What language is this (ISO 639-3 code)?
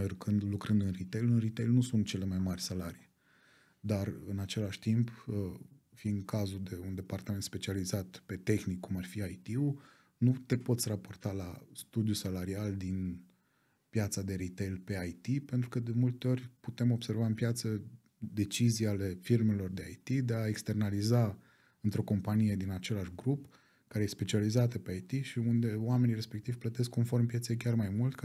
ron